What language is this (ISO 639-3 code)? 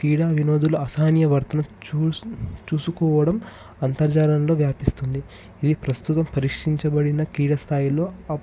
tel